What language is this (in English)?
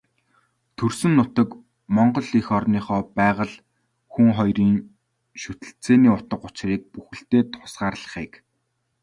Mongolian